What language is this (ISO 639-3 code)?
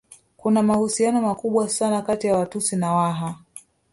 swa